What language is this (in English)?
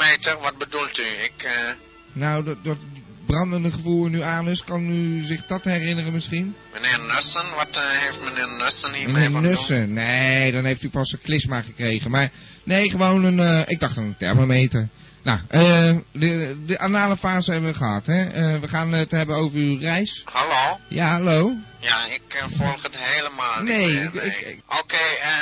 Dutch